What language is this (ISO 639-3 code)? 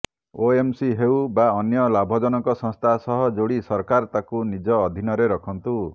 ori